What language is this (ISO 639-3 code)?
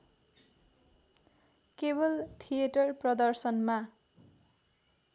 nep